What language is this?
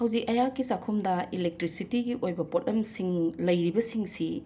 Manipuri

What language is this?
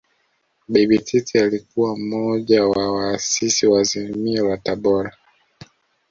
Swahili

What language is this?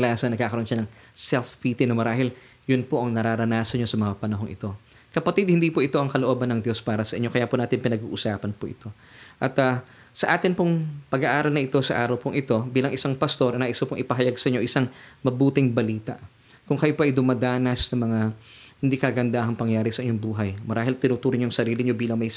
Filipino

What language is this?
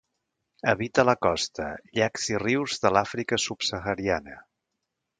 Catalan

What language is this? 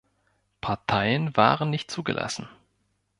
German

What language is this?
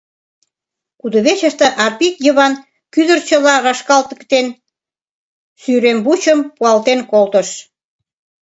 Mari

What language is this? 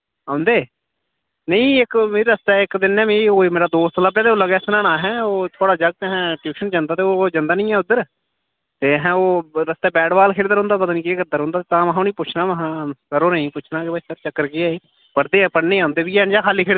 Dogri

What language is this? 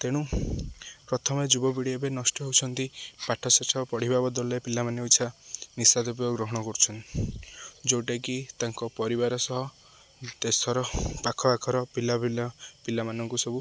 Odia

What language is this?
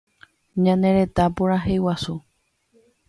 Guarani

